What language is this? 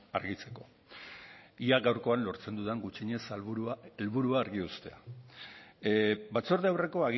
Basque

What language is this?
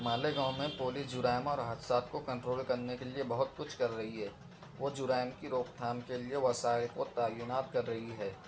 Urdu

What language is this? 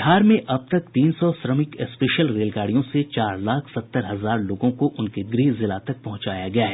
Hindi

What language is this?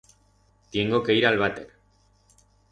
Aragonese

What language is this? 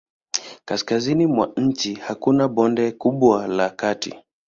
Swahili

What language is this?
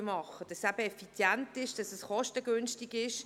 Swiss German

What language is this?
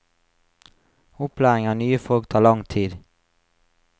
Norwegian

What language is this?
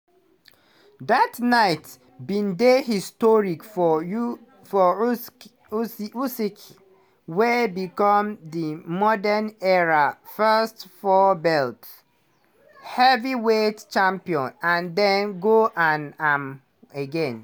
Nigerian Pidgin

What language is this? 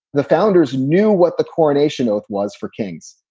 English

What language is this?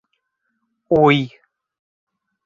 Bashkir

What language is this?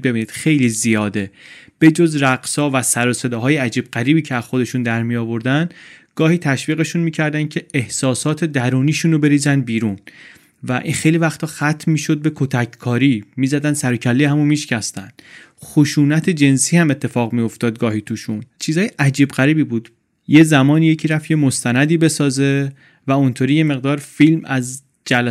Persian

